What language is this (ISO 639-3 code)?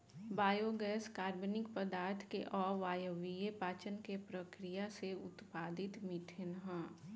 bho